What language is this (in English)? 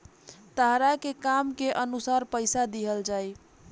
Bhojpuri